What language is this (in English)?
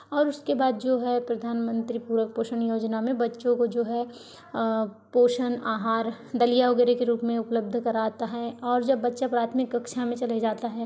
Hindi